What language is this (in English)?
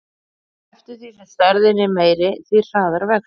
Icelandic